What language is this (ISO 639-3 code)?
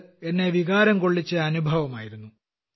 mal